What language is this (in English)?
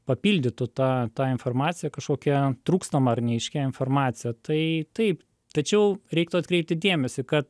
Lithuanian